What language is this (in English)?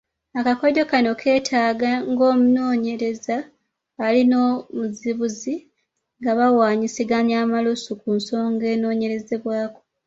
Ganda